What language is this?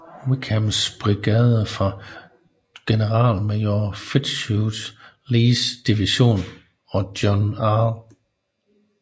Danish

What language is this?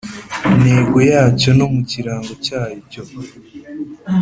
Kinyarwanda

